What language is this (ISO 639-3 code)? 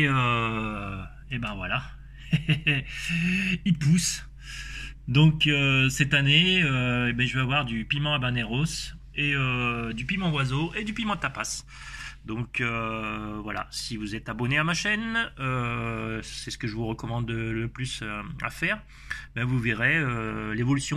fra